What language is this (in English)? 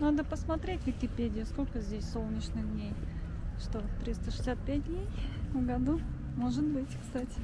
Russian